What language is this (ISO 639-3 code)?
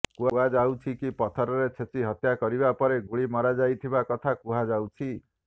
ori